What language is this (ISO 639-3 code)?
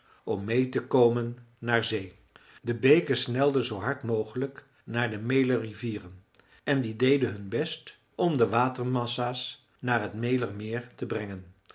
nld